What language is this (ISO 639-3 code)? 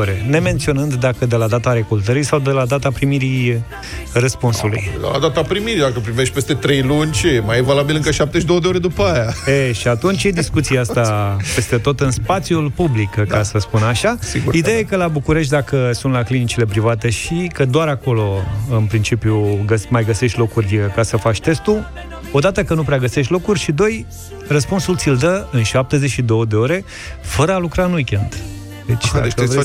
ron